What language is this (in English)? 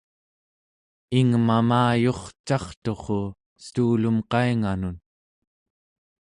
Central Yupik